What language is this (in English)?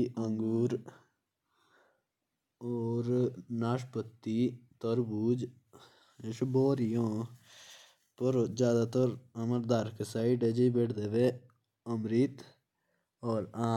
Jaunsari